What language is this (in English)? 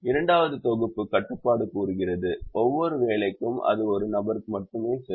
Tamil